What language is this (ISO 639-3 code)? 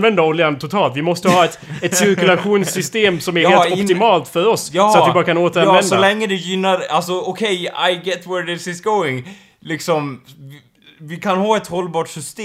swe